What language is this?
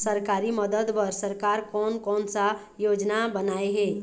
Chhattisgarhi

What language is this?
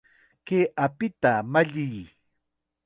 Chiquián Ancash Quechua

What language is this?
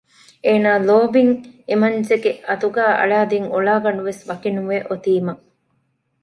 Divehi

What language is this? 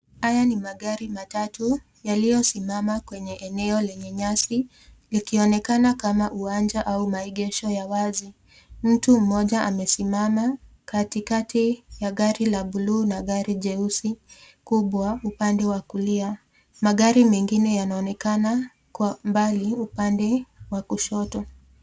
Swahili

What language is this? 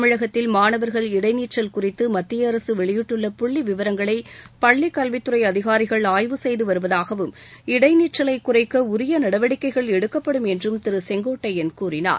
Tamil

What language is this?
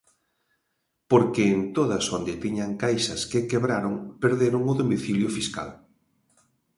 Galician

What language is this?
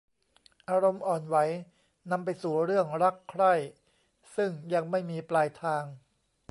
Thai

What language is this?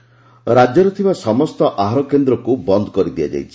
Odia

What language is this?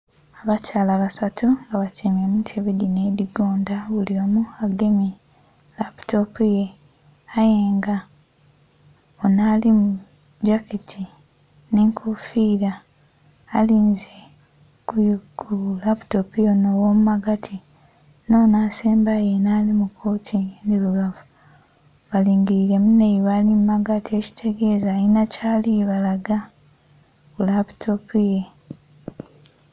Soga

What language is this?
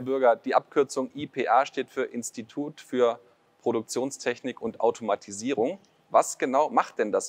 German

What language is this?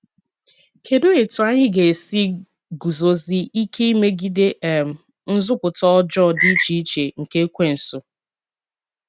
Igbo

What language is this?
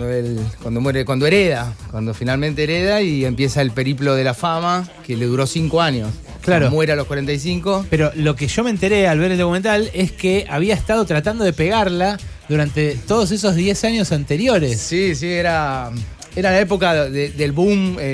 Spanish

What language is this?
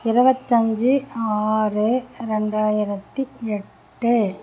Tamil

